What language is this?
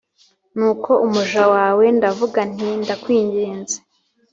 Kinyarwanda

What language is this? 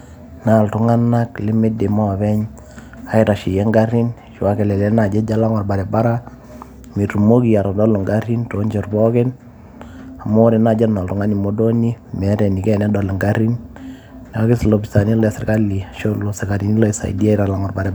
Masai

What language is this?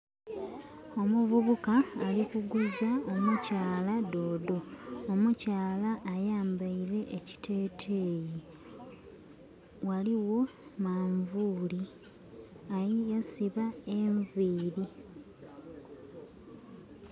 Soga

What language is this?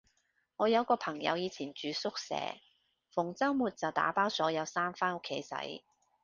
Cantonese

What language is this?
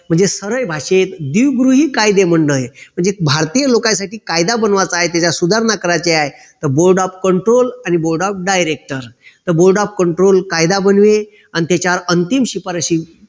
Marathi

